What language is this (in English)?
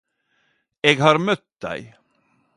Norwegian Nynorsk